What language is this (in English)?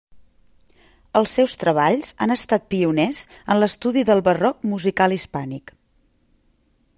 Catalan